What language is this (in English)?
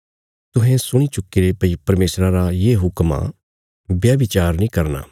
Bilaspuri